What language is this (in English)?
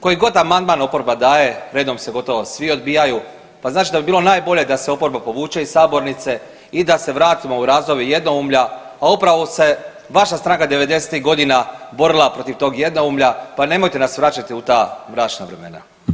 Croatian